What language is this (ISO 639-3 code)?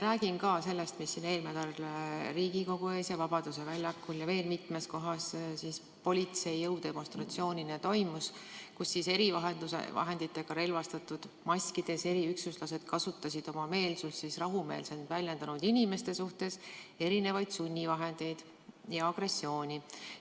est